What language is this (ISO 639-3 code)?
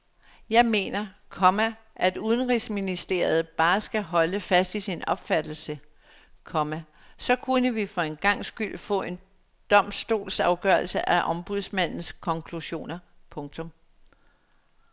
dan